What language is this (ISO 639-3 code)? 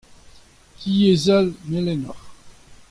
bre